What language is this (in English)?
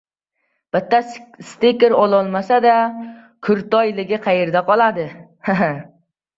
Uzbek